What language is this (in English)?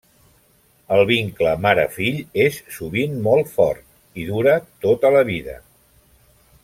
Catalan